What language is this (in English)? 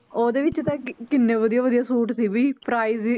Punjabi